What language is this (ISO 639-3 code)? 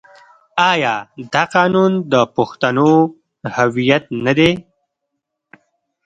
pus